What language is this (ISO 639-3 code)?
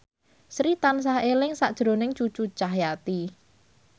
jav